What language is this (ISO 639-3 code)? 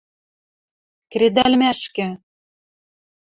mrj